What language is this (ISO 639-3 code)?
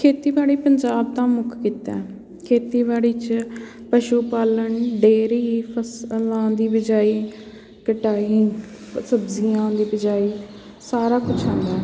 pan